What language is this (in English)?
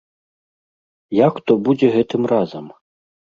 Belarusian